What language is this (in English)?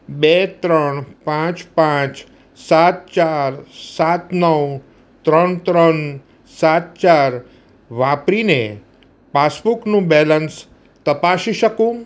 Gujarati